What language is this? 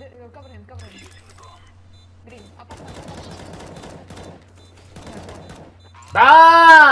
Russian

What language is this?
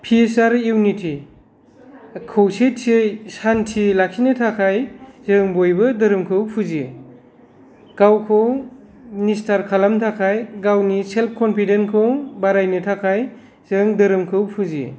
Bodo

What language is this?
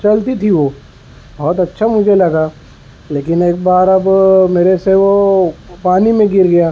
Urdu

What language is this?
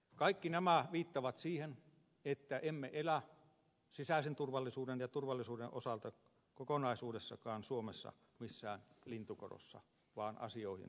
Finnish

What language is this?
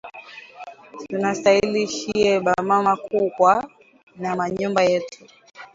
Swahili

